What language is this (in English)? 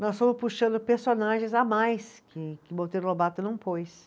Portuguese